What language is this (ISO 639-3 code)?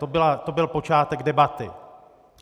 ces